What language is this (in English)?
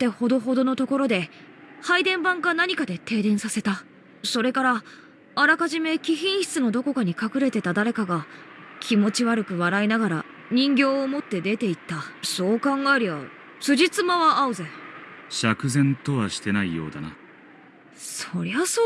Japanese